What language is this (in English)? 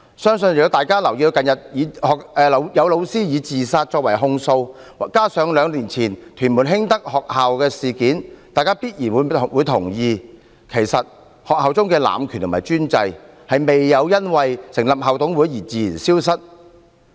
Cantonese